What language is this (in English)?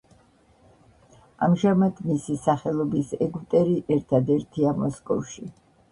Georgian